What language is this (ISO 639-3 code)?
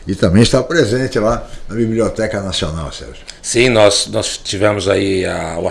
por